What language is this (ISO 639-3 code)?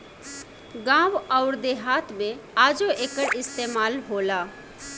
bho